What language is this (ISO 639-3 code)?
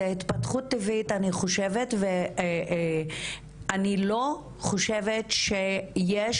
heb